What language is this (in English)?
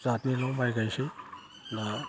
Bodo